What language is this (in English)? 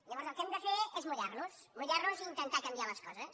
Catalan